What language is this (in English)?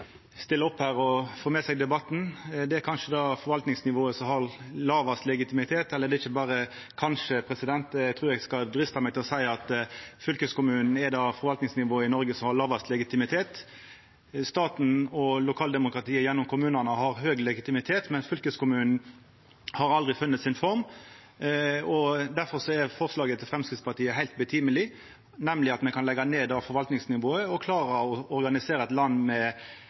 Norwegian Nynorsk